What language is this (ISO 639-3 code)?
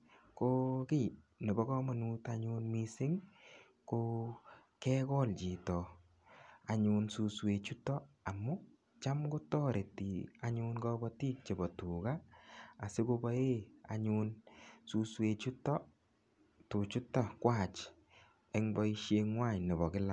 kln